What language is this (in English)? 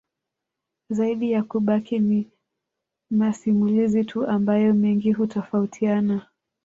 Swahili